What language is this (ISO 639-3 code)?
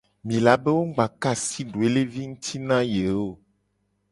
gej